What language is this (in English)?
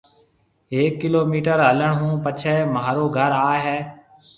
Marwari (Pakistan)